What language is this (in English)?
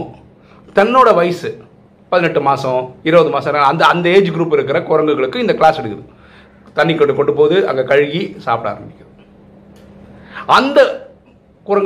Tamil